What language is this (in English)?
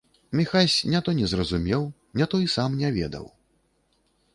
Belarusian